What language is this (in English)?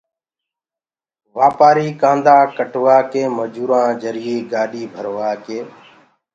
Gurgula